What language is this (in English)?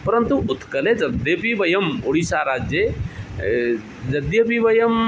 Sanskrit